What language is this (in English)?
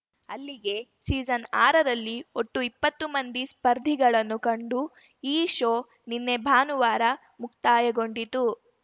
Kannada